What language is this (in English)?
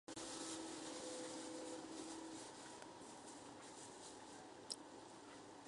Chinese